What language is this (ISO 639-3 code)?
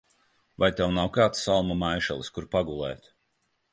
lav